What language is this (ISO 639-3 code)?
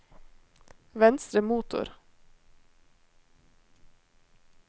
nor